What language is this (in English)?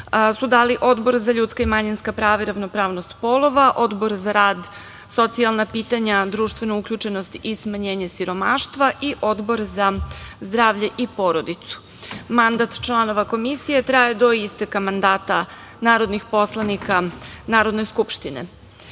Serbian